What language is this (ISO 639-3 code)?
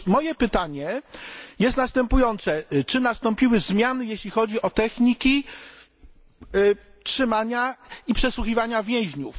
pol